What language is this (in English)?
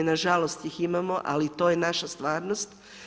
Croatian